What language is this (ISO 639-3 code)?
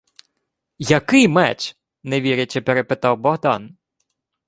ukr